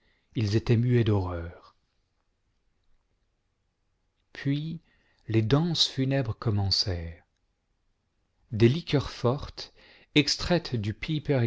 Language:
French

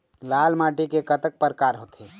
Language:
Chhattisgarhi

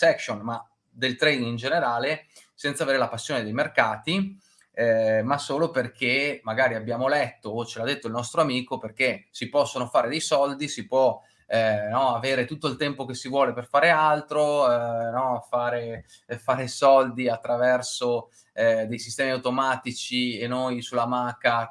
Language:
Italian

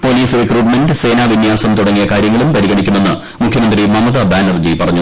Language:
Malayalam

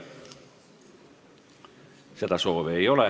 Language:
Estonian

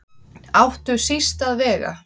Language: Icelandic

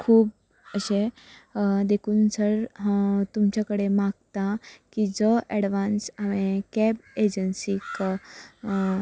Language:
Konkani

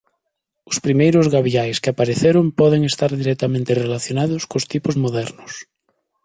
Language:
Galician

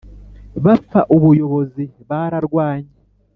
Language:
Kinyarwanda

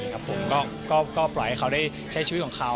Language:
Thai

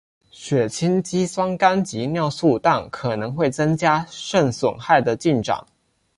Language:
Chinese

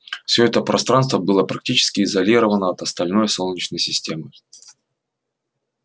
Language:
Russian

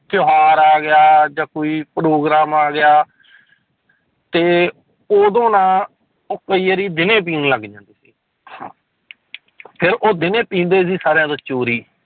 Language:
Punjabi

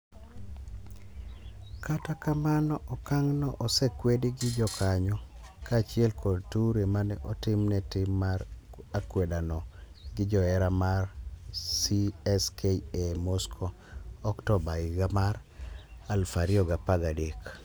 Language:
Luo (Kenya and Tanzania)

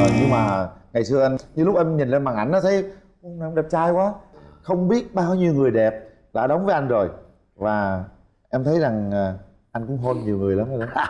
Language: Vietnamese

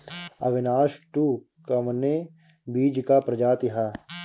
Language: Bhojpuri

